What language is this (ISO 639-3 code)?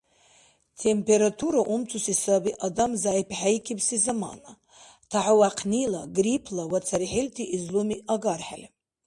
dar